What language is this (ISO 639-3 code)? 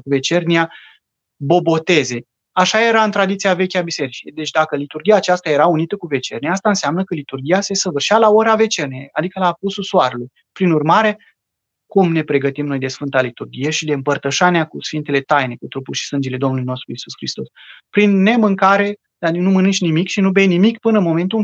ron